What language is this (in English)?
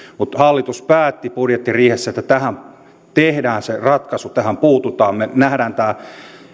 Finnish